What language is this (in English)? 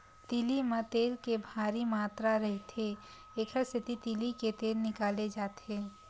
Chhattisgarhi